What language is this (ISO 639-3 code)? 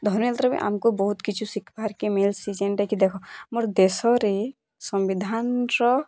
ori